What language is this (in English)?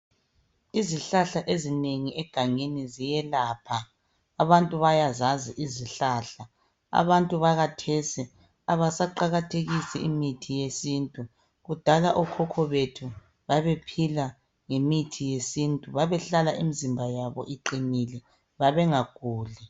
North Ndebele